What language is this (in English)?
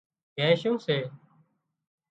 Wadiyara Koli